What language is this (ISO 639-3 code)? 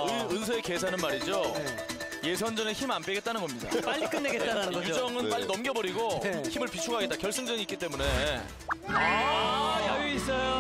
kor